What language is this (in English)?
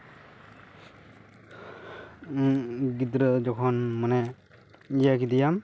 Santali